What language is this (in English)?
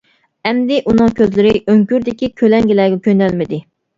Uyghur